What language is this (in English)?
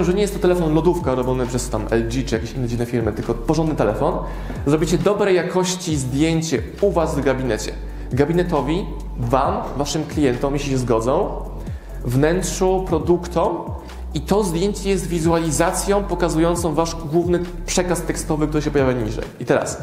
Polish